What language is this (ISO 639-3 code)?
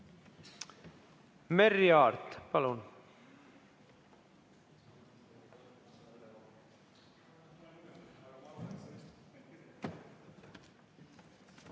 est